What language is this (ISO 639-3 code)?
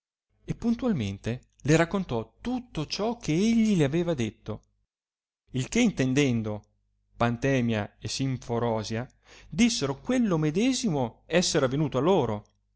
ita